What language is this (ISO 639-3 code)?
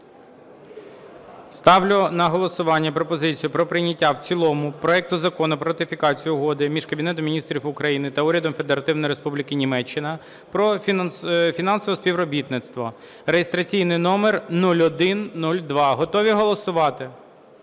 ukr